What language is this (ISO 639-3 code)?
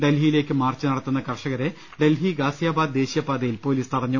mal